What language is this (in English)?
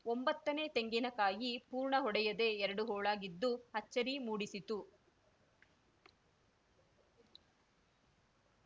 Kannada